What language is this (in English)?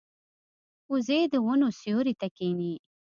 Pashto